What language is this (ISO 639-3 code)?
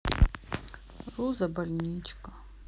rus